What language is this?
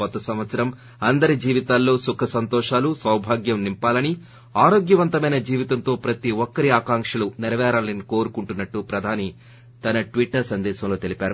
Telugu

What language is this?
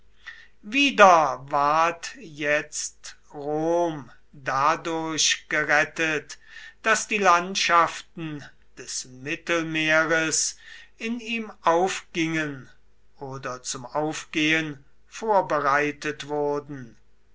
German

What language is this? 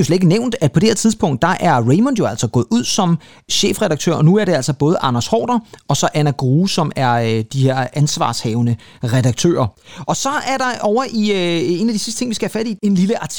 Danish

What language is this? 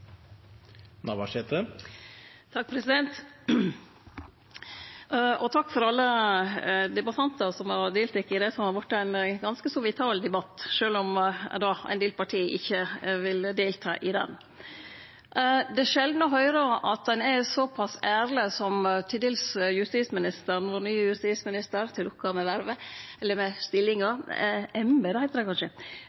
Norwegian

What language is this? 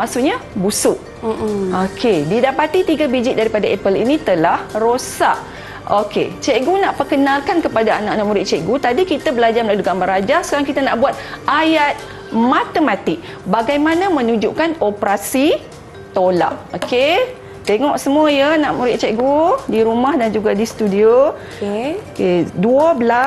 Malay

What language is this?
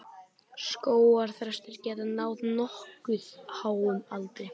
Icelandic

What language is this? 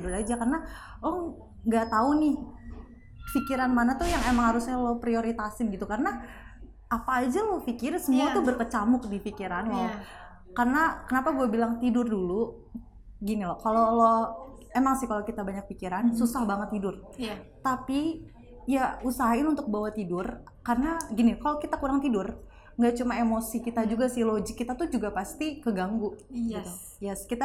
Indonesian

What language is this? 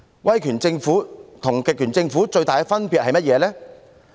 Cantonese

